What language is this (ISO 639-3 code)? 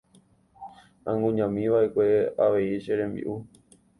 grn